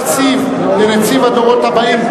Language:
Hebrew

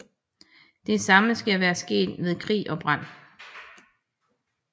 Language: Danish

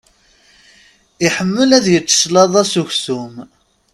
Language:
Kabyle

